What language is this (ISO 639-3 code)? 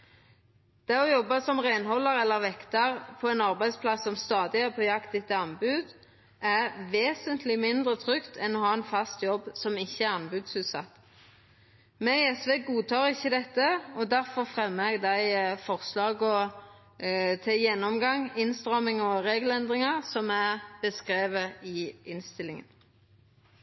nno